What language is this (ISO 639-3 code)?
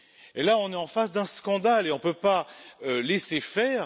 fra